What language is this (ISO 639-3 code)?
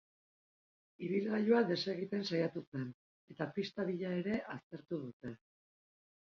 eus